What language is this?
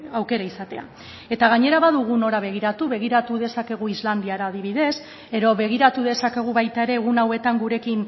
Basque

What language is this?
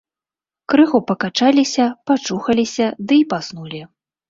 Belarusian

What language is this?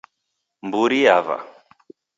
Taita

